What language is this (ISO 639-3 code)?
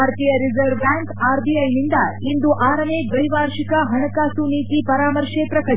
kan